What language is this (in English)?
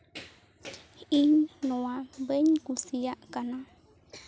Santali